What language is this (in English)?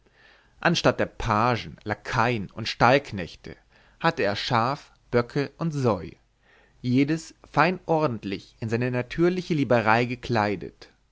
German